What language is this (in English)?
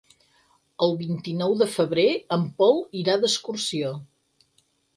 Catalan